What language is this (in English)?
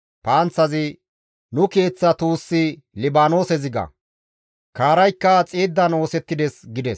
Gamo